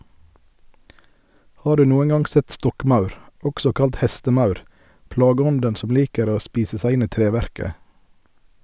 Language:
Norwegian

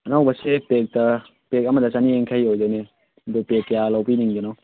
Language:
Manipuri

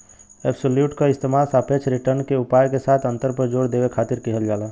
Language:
Bhojpuri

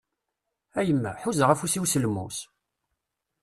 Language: Kabyle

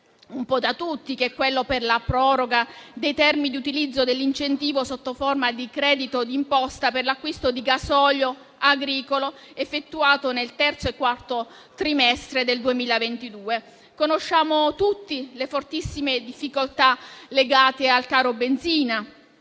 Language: Italian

